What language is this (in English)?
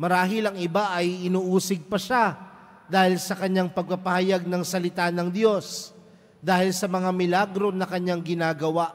Filipino